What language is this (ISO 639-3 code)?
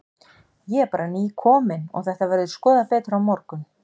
isl